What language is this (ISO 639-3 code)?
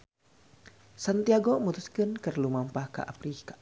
sun